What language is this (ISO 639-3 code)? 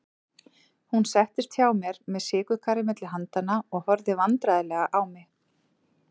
isl